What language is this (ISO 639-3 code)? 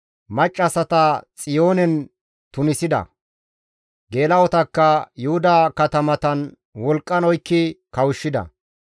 gmv